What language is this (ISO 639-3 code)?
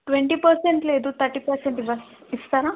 tel